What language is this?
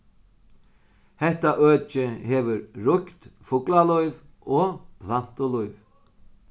Faroese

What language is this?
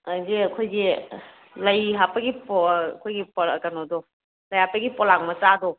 Manipuri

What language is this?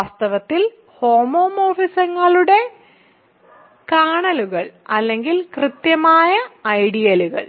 Malayalam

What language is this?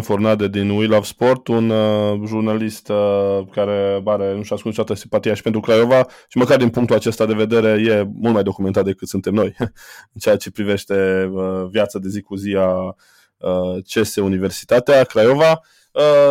Romanian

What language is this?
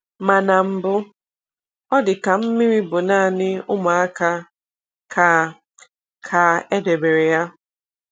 Igbo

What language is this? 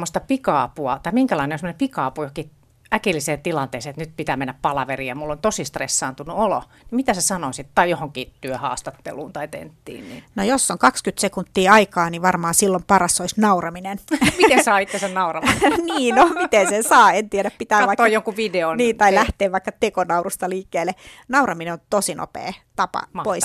Finnish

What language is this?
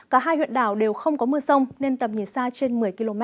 Vietnamese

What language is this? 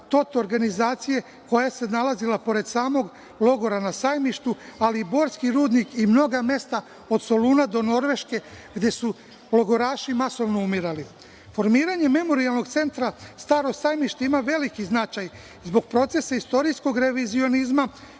Serbian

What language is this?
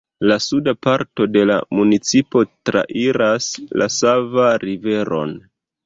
Esperanto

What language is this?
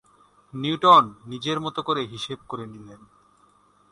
Bangla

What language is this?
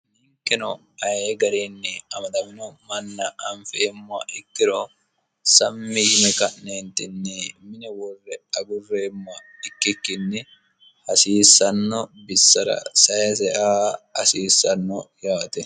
Sidamo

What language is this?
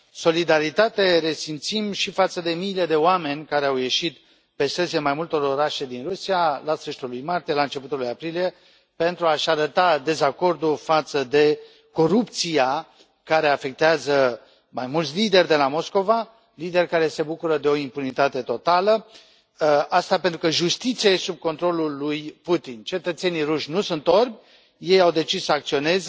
Romanian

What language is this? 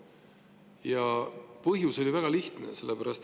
Estonian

